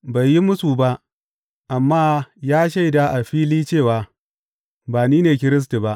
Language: Hausa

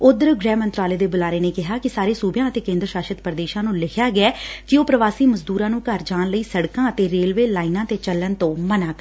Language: Punjabi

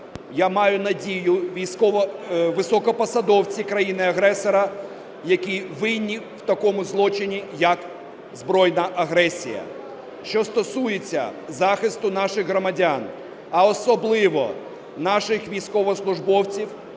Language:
Ukrainian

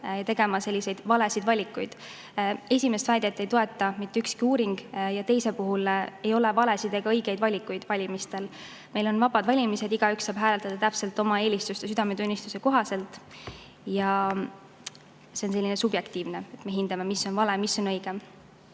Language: Estonian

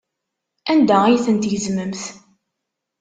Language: Kabyle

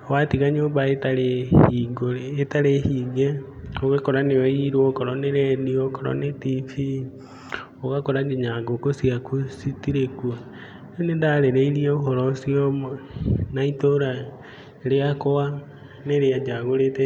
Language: Kikuyu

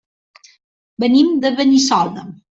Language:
Catalan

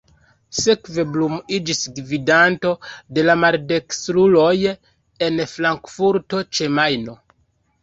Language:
Esperanto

